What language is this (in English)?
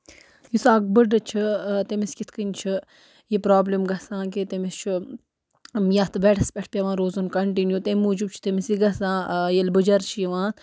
Kashmiri